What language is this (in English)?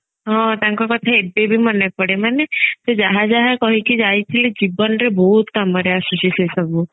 Odia